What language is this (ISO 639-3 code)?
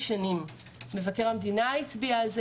heb